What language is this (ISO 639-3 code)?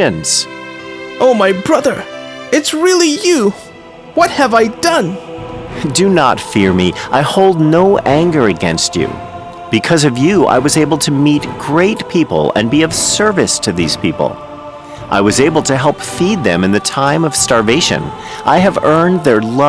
eng